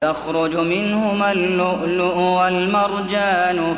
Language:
Arabic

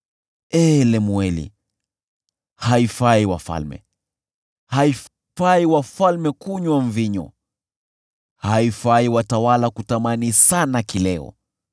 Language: Swahili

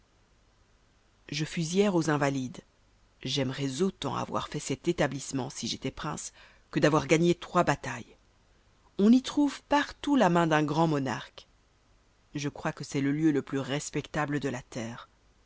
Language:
French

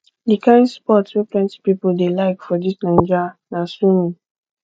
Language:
Nigerian Pidgin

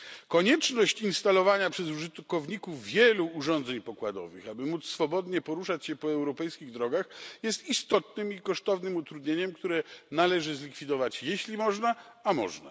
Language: Polish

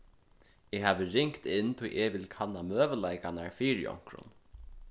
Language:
Faroese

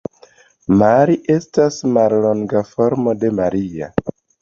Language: Esperanto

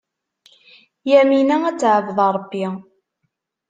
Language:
Kabyle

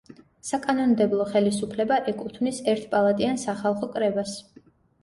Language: Georgian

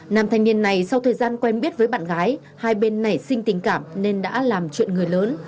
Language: Vietnamese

